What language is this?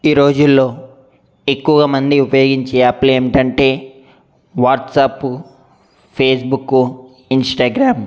Telugu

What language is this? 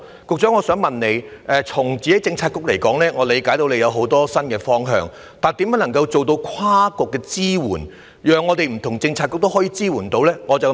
Cantonese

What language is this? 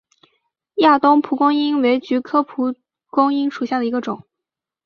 Chinese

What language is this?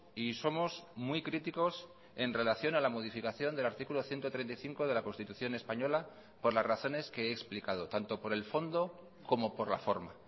Spanish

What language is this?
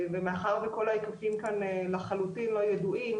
Hebrew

